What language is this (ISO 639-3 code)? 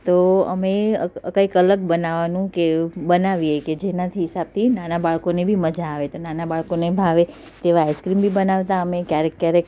guj